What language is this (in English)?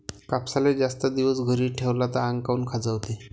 Marathi